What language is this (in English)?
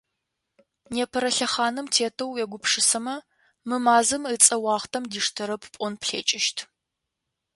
Adyghe